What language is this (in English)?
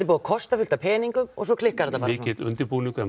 Icelandic